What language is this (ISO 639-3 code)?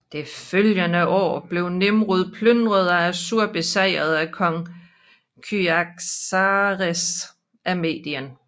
dan